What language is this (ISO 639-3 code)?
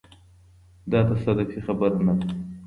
pus